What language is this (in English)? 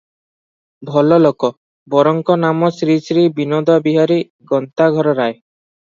Odia